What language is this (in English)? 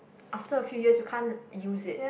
English